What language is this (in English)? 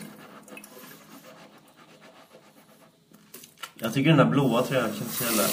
Swedish